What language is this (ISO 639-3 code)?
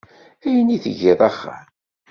kab